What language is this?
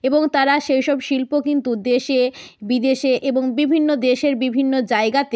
Bangla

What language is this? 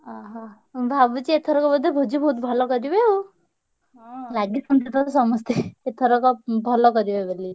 Odia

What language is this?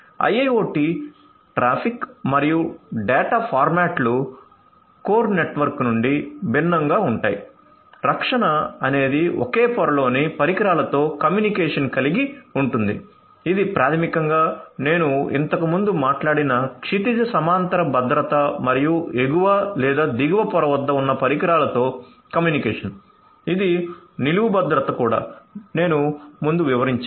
Telugu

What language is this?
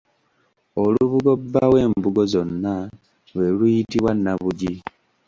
Ganda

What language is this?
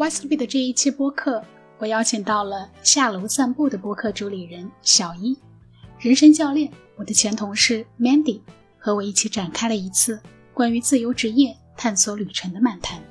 Chinese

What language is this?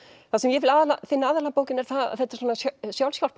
Icelandic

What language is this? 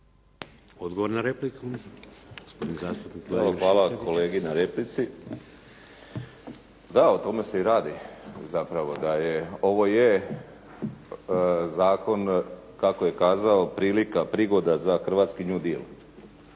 Croatian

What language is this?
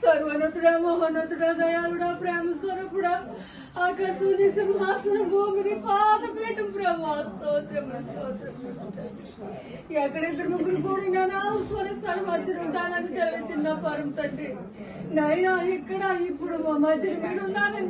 Turkish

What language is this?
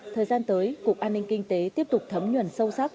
Vietnamese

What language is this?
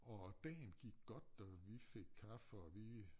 Danish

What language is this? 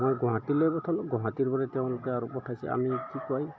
Assamese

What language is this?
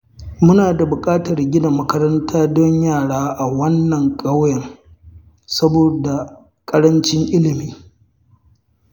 Hausa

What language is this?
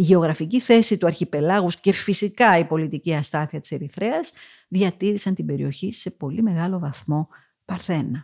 Greek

